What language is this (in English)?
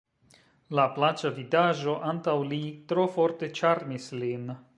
Esperanto